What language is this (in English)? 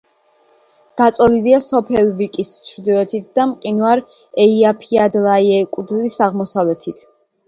Georgian